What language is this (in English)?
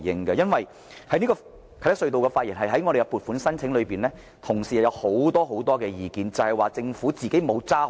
Cantonese